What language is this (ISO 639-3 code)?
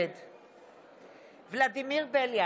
heb